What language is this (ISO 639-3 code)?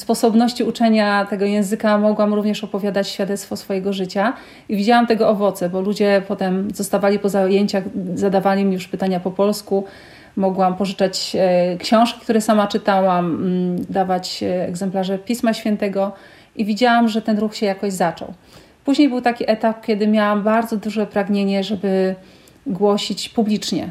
pol